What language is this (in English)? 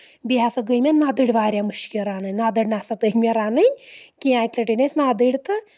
Kashmiri